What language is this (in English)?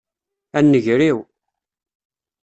Kabyle